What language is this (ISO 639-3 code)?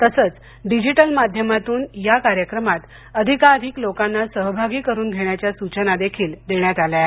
mar